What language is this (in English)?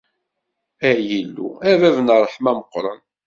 Kabyle